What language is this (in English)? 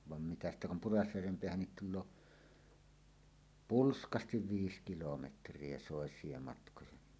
Finnish